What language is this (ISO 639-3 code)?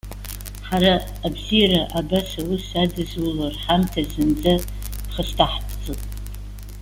abk